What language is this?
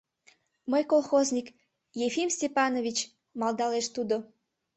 Mari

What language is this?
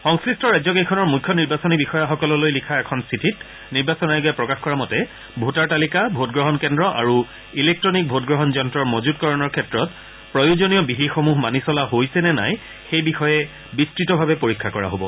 Assamese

